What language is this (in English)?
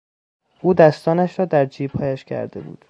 Persian